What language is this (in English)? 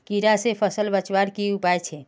Magahi